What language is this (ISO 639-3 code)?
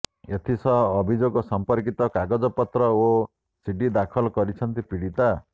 ori